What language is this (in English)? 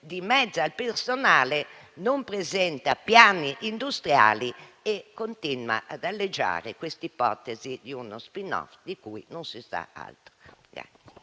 Italian